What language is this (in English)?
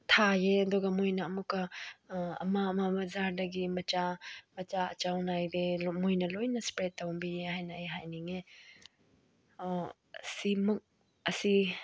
Manipuri